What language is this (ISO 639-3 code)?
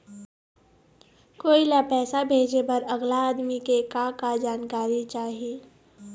hne